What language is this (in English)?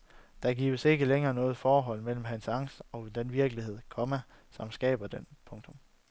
Danish